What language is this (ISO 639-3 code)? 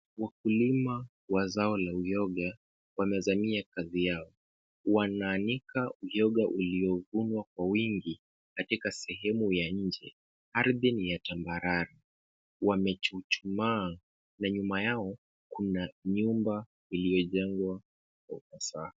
swa